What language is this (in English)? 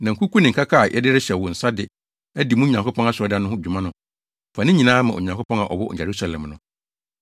Akan